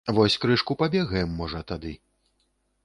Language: Belarusian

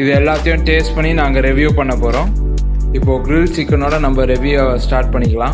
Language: Hindi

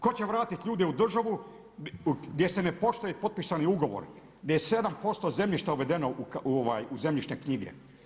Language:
Croatian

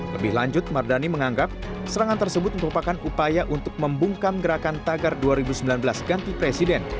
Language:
Indonesian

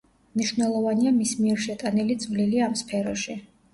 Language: Georgian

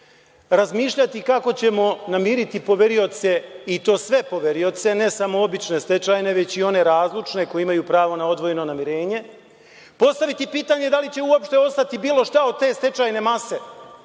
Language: Serbian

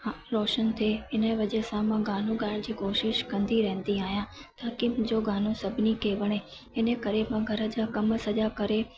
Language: Sindhi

